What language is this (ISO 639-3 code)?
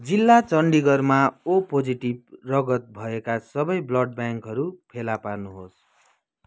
nep